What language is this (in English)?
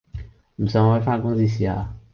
Cantonese